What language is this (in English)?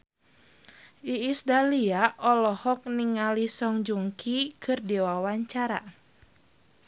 Sundanese